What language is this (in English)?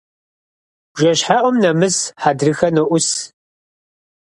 Kabardian